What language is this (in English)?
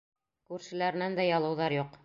Bashkir